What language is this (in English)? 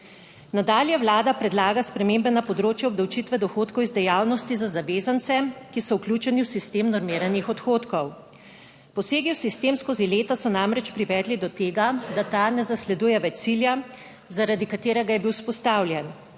Slovenian